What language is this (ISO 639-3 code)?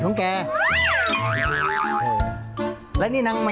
tha